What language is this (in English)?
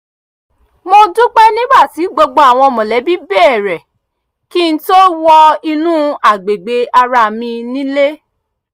Yoruba